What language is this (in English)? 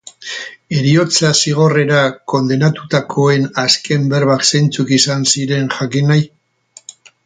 Basque